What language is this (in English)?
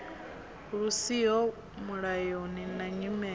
Venda